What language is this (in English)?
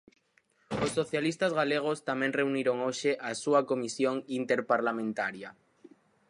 Galician